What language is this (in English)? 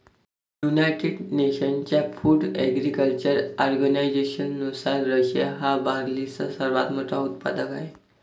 Marathi